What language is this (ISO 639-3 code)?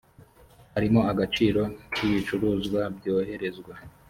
kin